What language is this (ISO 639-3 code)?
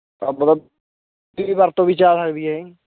pan